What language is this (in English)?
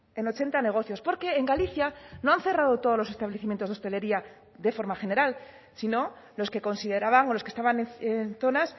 Spanish